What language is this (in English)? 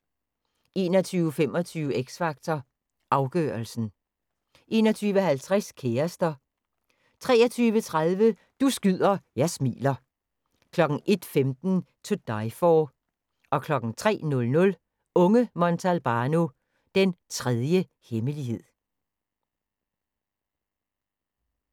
Danish